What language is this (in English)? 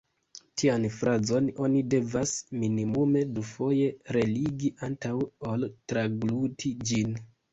Esperanto